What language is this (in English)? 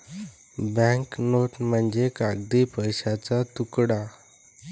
Marathi